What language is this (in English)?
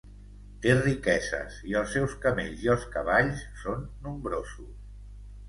Catalan